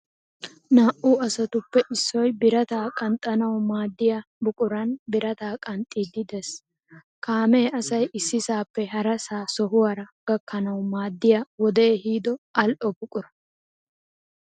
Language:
Wolaytta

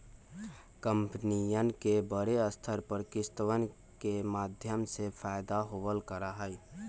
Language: Magahi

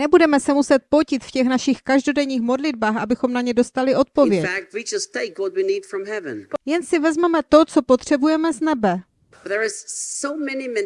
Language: Czech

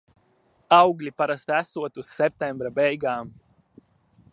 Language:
Latvian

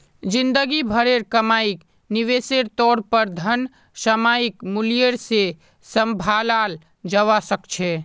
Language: Magahi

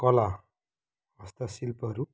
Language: Nepali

